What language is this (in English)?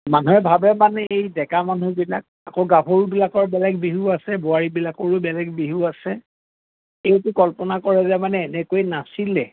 Assamese